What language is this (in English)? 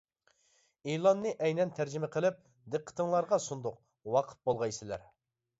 Uyghur